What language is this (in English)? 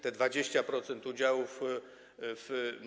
Polish